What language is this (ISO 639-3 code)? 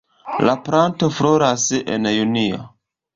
epo